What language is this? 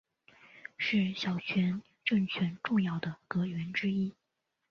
Chinese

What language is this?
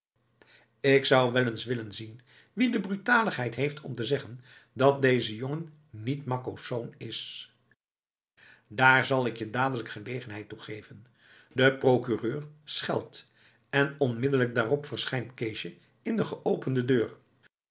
Dutch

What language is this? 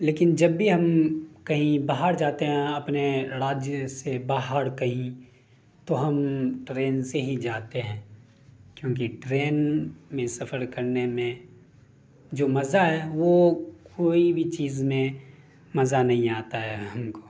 Urdu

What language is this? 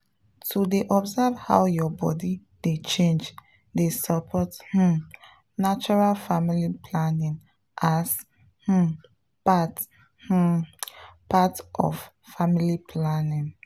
Nigerian Pidgin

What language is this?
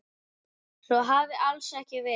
Icelandic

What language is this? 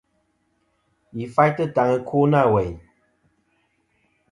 Kom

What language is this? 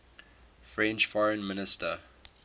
English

